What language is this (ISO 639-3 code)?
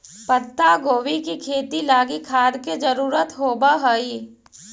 mag